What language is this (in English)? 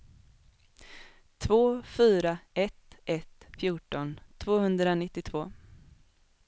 Swedish